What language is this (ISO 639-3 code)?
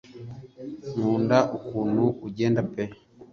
kin